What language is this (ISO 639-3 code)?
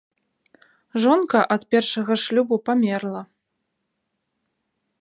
bel